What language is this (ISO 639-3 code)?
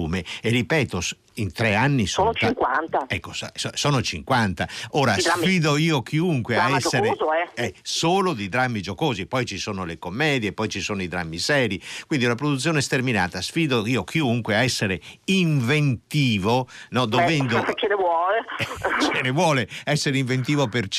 ita